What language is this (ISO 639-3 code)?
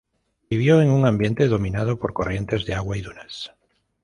spa